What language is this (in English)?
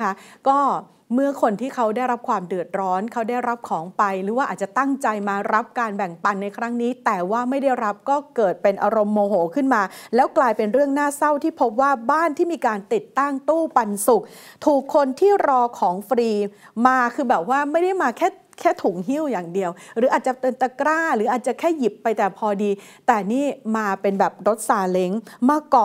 Thai